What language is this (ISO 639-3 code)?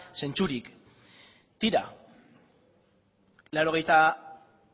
eus